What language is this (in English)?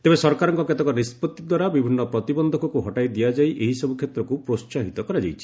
Odia